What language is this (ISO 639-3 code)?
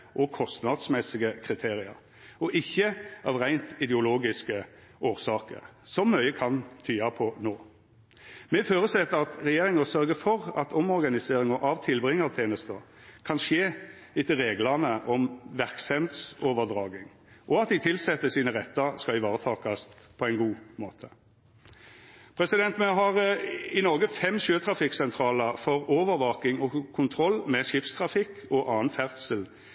nno